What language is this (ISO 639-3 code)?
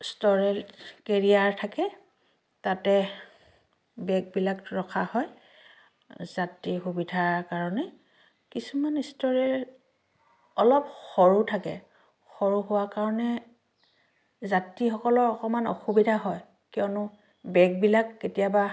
asm